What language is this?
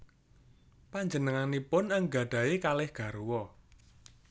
Javanese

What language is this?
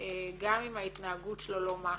Hebrew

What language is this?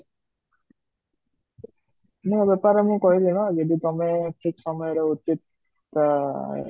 Odia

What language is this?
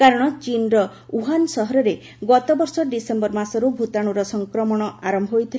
Odia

